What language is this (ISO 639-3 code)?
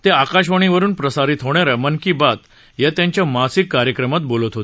mar